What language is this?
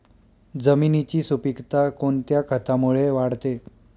Marathi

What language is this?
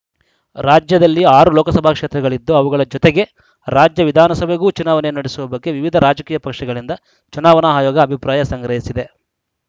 Kannada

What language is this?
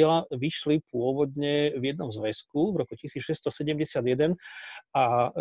Slovak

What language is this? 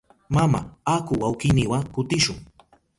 Southern Pastaza Quechua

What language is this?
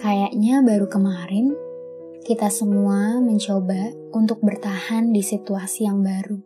Indonesian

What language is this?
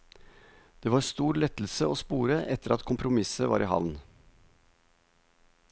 Norwegian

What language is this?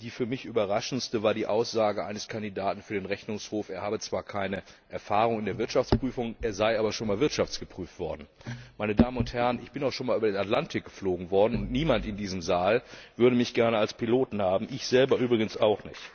German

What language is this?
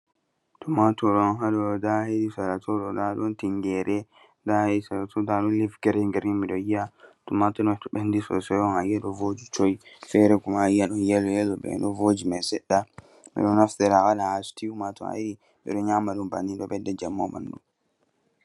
Fula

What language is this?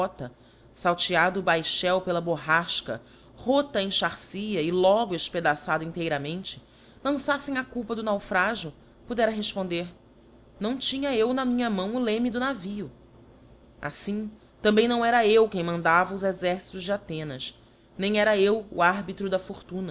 Portuguese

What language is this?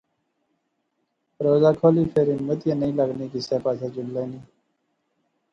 Pahari-Potwari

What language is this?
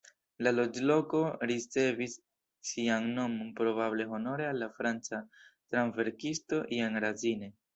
Esperanto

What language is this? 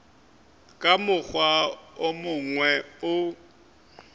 Northern Sotho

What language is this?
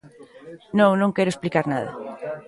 Galician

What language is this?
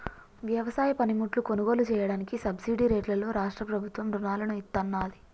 Telugu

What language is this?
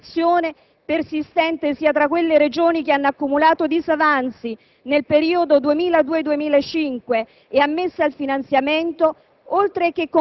Italian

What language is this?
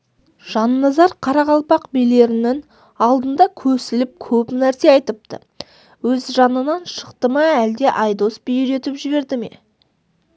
Kazakh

